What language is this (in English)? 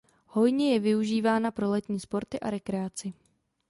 Czech